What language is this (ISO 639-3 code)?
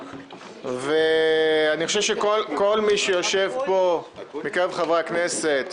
heb